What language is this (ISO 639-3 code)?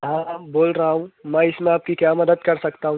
urd